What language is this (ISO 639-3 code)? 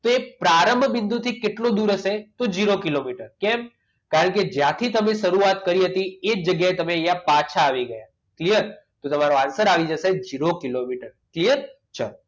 guj